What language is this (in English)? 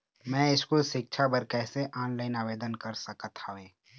Chhattisgarhi